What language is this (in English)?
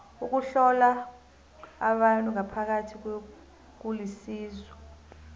South Ndebele